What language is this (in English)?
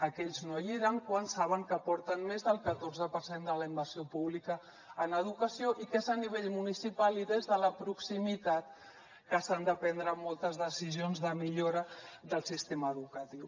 Catalan